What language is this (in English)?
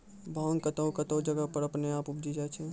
Maithili